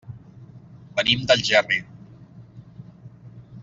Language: Catalan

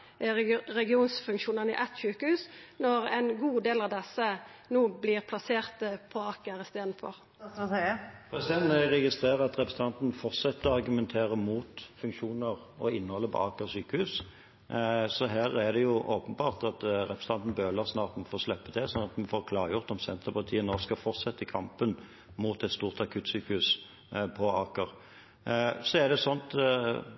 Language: Norwegian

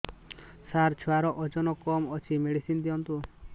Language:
Odia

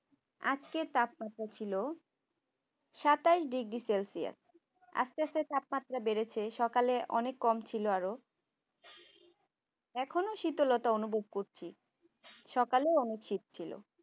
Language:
Bangla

